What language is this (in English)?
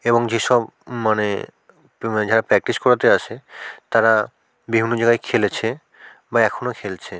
Bangla